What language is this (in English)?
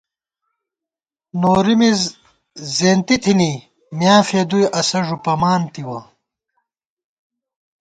Gawar-Bati